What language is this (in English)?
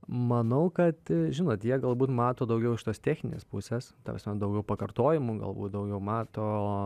Lithuanian